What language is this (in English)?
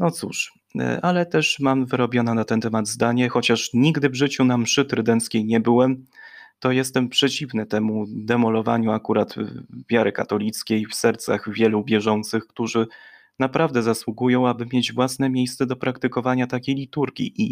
Polish